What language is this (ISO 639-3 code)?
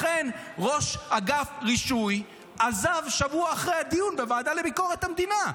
heb